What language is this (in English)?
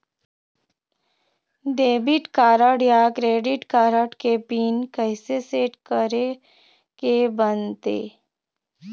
Chhattisgarhi